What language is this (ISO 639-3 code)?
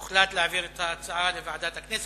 heb